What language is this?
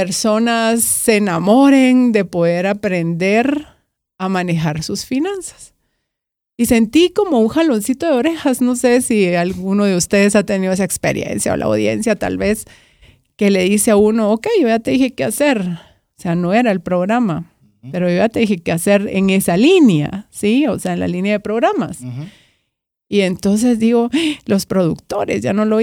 Spanish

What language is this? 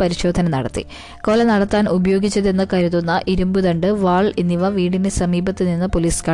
Malayalam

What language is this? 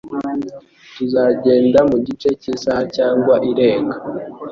Kinyarwanda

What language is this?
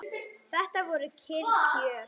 Icelandic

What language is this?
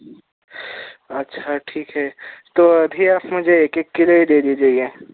Urdu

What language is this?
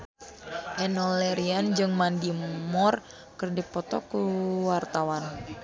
Sundanese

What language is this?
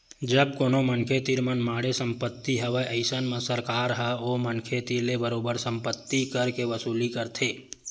Chhattisgarhi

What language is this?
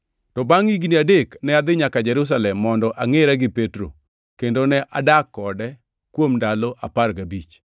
Luo (Kenya and Tanzania)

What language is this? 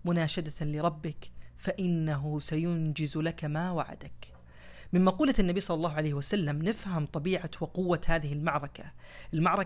Arabic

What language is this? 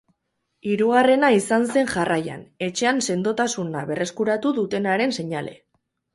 Basque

